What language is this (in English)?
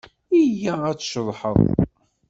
Kabyle